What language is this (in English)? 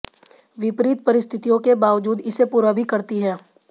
Hindi